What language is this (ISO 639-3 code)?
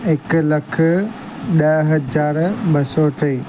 snd